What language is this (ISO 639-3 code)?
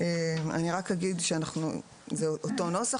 heb